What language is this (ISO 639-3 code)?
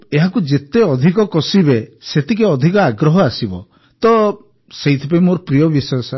ori